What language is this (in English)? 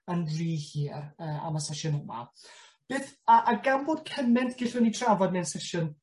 Welsh